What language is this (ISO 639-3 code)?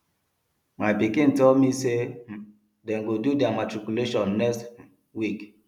pcm